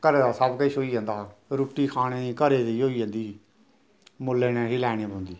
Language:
Dogri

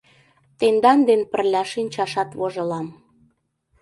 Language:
Mari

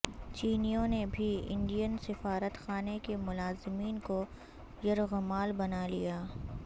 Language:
Urdu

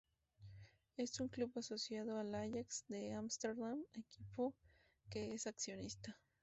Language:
Spanish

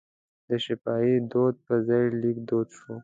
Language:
Pashto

